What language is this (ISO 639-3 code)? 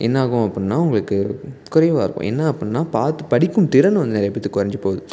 tam